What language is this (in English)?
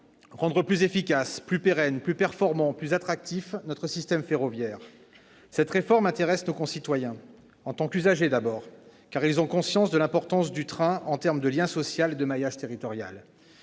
French